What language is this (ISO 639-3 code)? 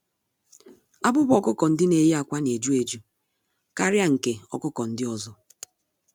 ibo